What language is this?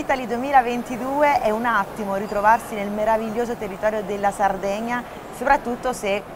Italian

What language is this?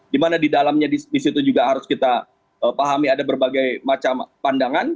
Indonesian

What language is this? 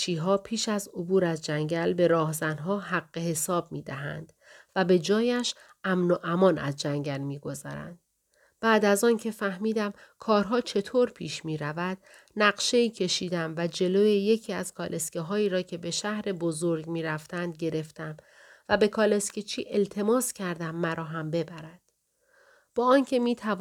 Persian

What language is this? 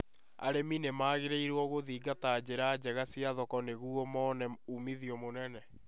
Kikuyu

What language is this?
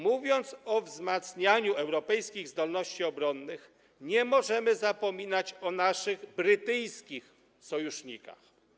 Polish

